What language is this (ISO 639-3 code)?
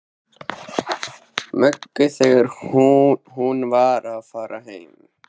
isl